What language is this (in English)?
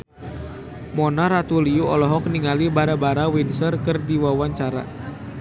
Sundanese